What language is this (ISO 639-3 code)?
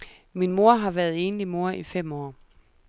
dan